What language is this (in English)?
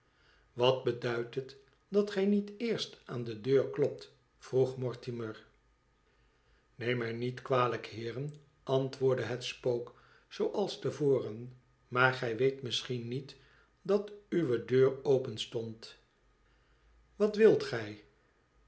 Dutch